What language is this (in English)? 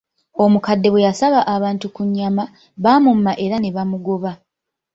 Ganda